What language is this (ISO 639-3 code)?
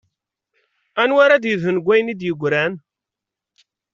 kab